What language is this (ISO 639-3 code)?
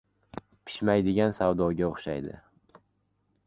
uzb